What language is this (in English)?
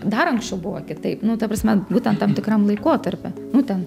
Lithuanian